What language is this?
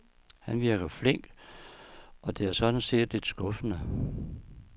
Danish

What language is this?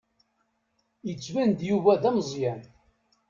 Kabyle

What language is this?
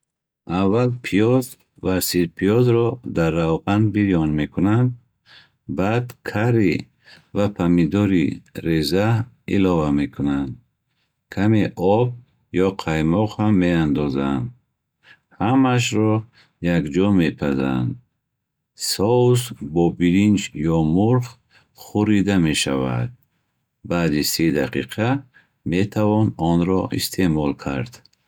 Bukharic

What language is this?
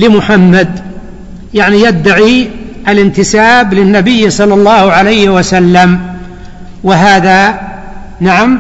Arabic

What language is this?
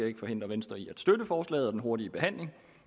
Danish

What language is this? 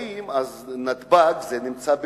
Hebrew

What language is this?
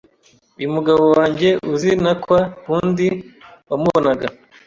Kinyarwanda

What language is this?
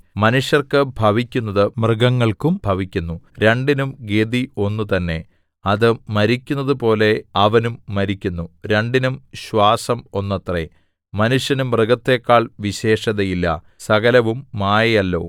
Malayalam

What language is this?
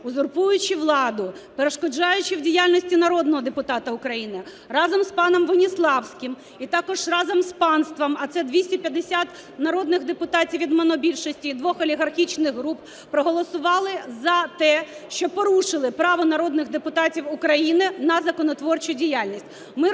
Ukrainian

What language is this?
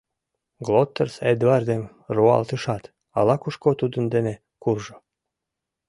Mari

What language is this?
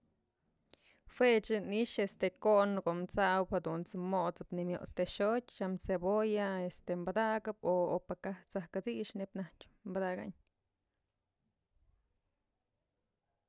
Mazatlán Mixe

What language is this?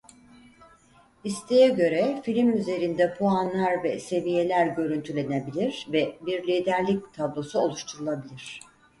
Turkish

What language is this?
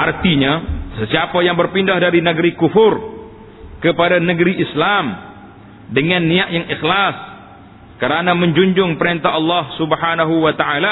Malay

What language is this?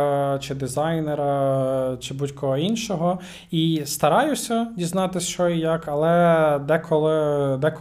Ukrainian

